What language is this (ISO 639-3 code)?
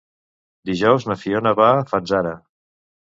cat